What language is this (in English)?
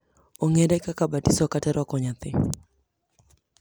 Luo (Kenya and Tanzania)